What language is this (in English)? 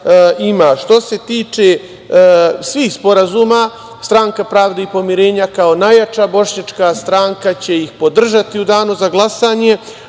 Serbian